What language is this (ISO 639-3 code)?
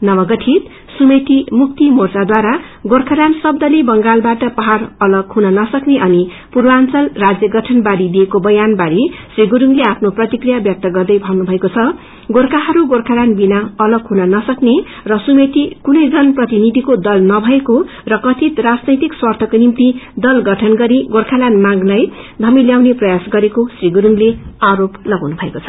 nep